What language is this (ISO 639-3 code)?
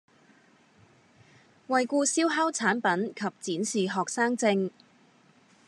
yue